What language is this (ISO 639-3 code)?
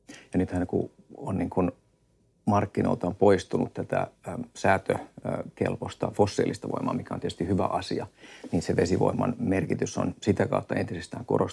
fin